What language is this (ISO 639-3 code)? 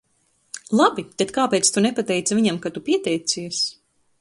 lav